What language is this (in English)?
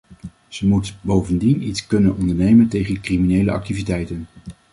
Dutch